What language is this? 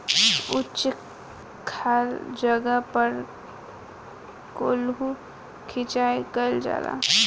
Bhojpuri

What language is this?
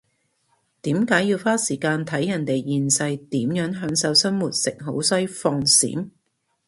Cantonese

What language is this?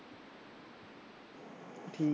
Punjabi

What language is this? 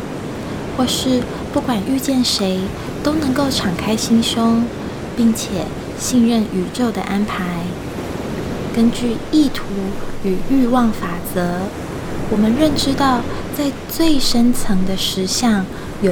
Chinese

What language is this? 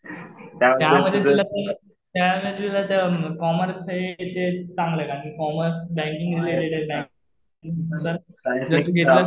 Marathi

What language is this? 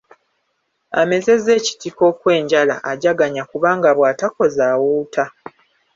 Ganda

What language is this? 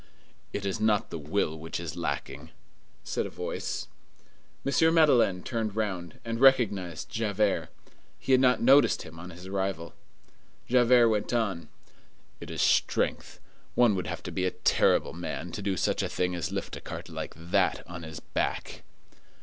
English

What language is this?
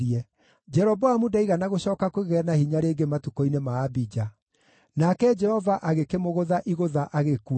Kikuyu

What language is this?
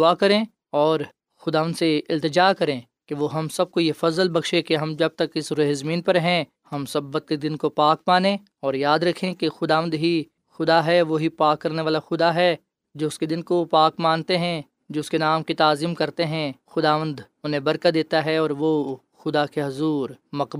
Urdu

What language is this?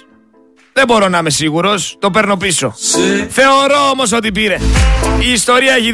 Greek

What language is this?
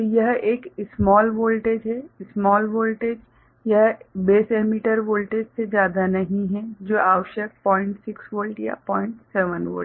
Hindi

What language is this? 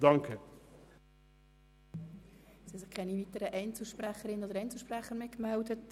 Swiss German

